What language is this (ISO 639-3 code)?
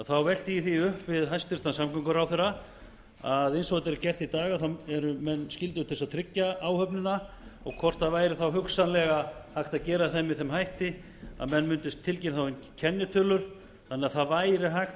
isl